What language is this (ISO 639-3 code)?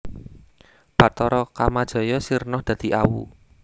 jav